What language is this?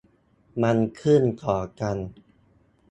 Thai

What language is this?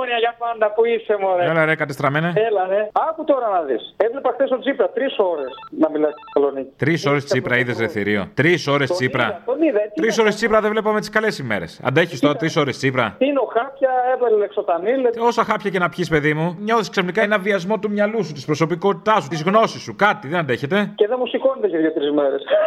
Greek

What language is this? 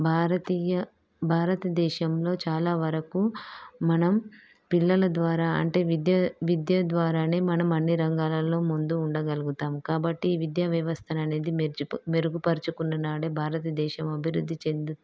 Telugu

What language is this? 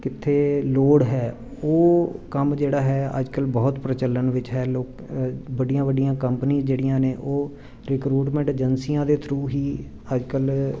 Punjabi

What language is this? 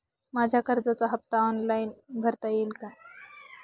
Marathi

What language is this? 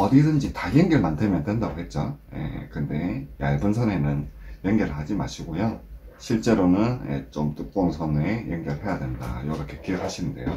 Korean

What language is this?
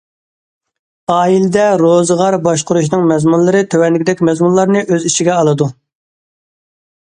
Uyghur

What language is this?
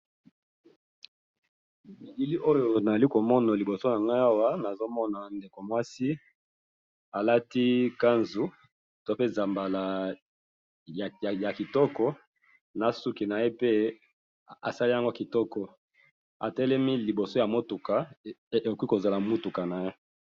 Lingala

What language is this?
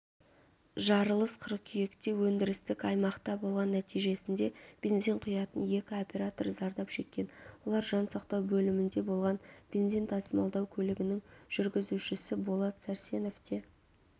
Kazakh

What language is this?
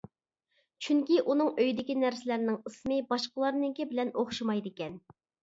Uyghur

